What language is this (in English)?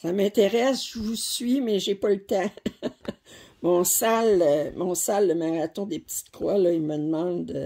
French